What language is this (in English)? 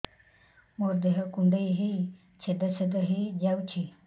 Odia